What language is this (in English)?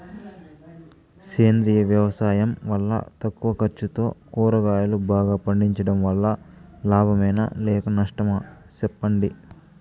Telugu